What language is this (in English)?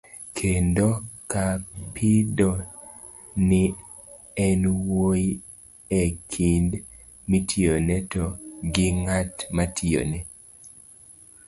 Luo (Kenya and Tanzania)